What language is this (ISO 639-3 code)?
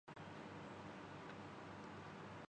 urd